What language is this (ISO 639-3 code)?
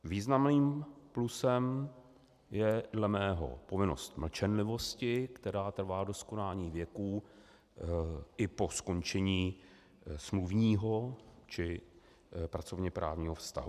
ces